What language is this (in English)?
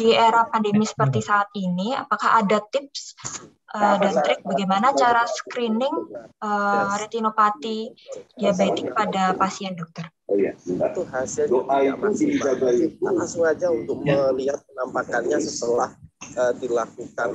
Indonesian